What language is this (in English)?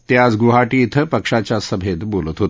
Marathi